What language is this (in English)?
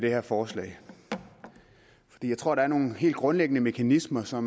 Danish